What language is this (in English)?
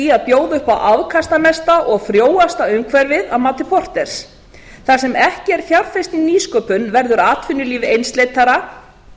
Icelandic